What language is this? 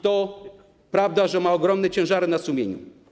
Polish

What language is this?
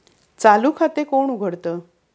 Marathi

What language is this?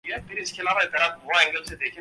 Urdu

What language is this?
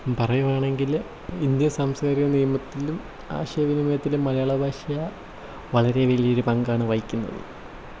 Malayalam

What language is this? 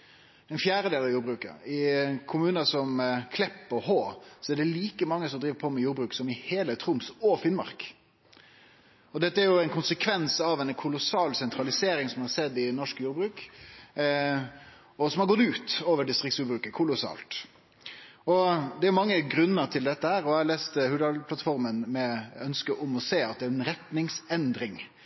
Norwegian Nynorsk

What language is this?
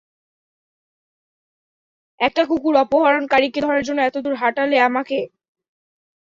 Bangla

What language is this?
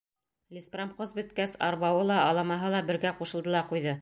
Bashkir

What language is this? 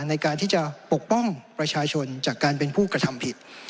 Thai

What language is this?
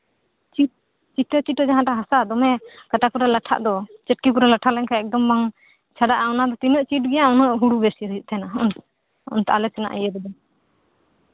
Santali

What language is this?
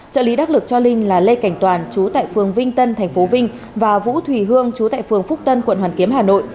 Vietnamese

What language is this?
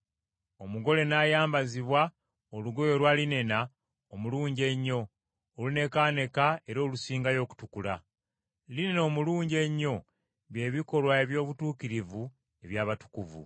Ganda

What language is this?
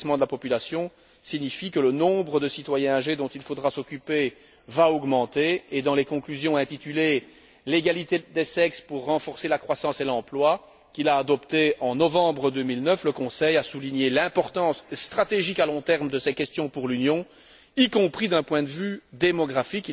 French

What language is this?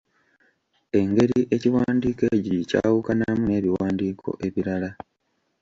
Ganda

